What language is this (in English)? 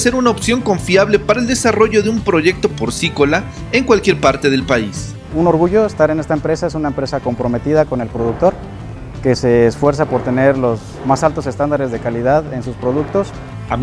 Spanish